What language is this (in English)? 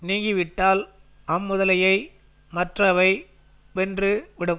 Tamil